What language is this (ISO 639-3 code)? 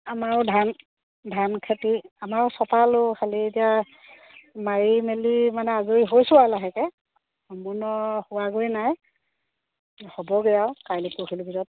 asm